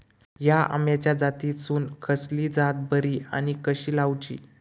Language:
Marathi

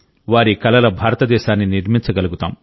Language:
Telugu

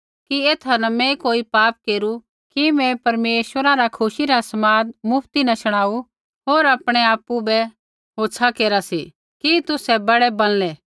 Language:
Kullu Pahari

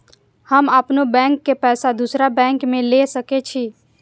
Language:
Maithili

